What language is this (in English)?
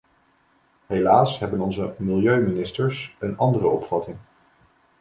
Dutch